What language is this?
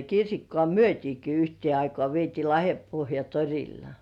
Finnish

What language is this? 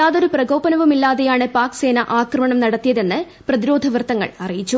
Malayalam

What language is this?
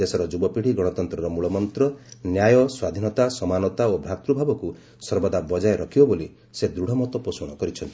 Odia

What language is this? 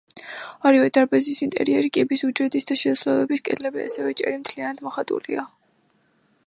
Georgian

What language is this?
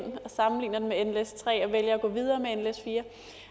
Danish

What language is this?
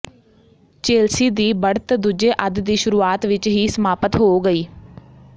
Punjabi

